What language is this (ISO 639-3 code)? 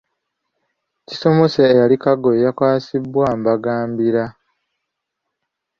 lug